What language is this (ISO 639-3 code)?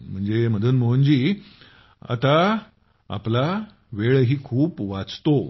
mar